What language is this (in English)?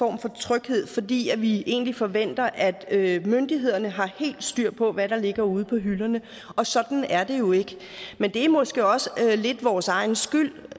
Danish